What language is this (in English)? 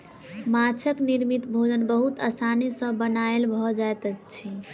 Maithili